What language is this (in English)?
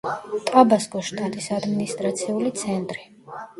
Georgian